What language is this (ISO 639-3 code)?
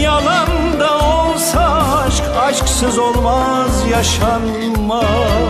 tur